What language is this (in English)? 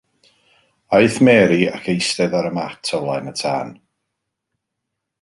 Welsh